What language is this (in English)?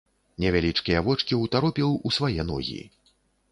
Belarusian